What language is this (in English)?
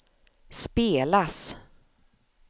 Swedish